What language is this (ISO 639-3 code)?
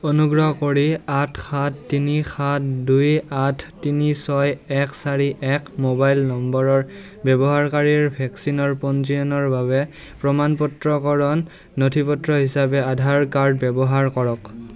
asm